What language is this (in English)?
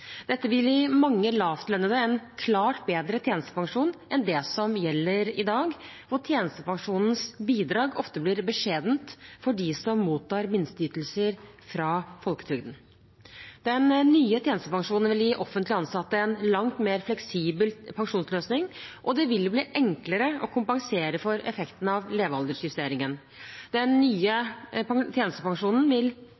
Norwegian Bokmål